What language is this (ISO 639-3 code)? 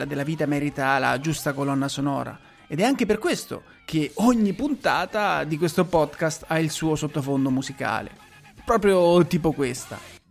ita